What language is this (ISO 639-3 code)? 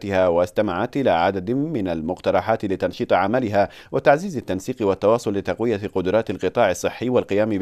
ara